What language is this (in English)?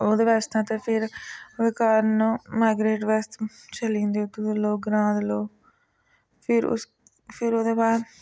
Dogri